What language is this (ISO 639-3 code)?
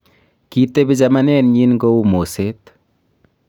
kln